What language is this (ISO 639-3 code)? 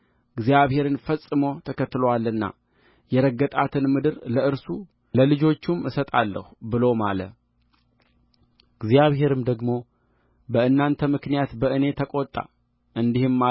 amh